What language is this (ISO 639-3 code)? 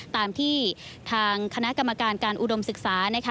tha